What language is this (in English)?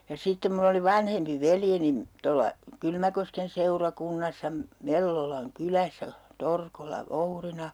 Finnish